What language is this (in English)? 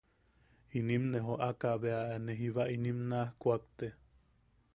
Yaqui